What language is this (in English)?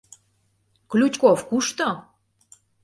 Mari